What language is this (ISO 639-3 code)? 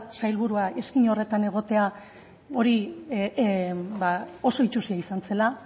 eus